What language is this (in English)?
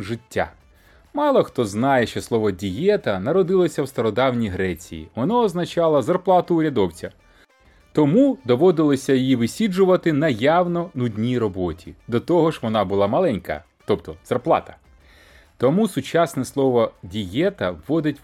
Ukrainian